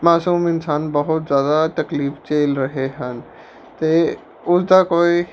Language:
Punjabi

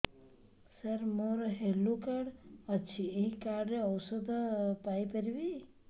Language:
Odia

